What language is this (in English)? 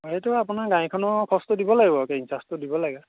Assamese